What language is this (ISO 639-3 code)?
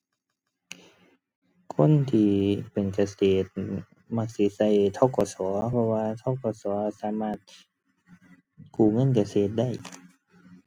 tha